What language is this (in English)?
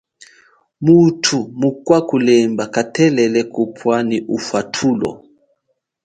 Chokwe